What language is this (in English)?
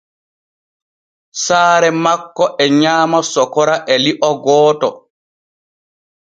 Borgu Fulfulde